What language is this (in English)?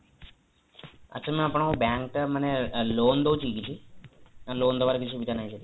Odia